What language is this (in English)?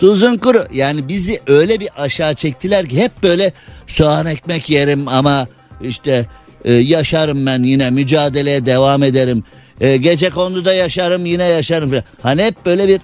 Turkish